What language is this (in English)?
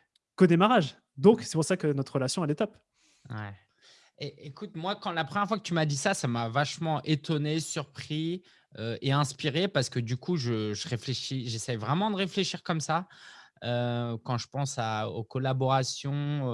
French